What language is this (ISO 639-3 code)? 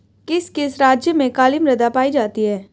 hin